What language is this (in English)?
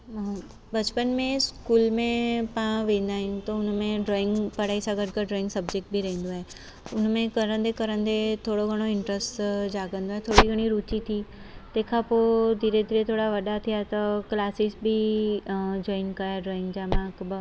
Sindhi